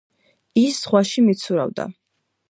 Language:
Georgian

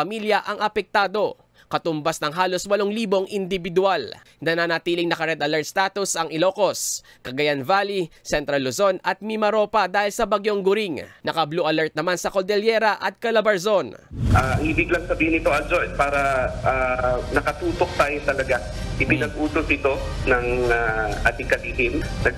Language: Filipino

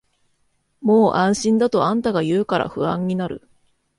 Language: Japanese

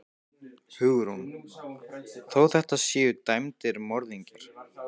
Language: Icelandic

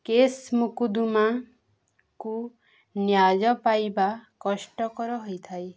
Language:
Odia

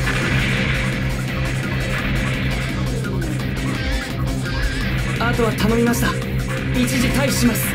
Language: Japanese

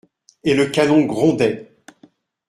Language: French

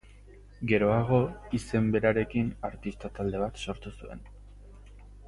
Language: Basque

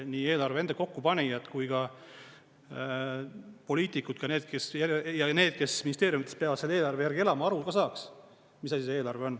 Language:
Estonian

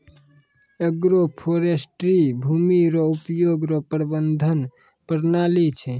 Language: Maithili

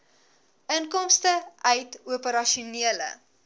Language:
Afrikaans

